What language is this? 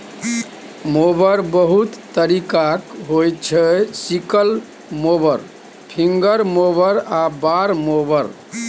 Maithili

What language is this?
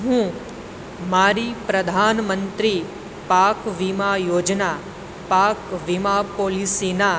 Gujarati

